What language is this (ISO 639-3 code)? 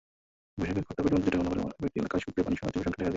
ben